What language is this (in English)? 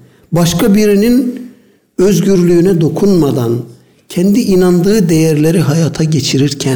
Turkish